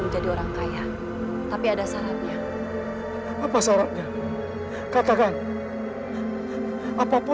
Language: Indonesian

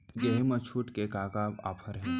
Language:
Chhattisgarhi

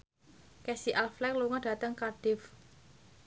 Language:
Javanese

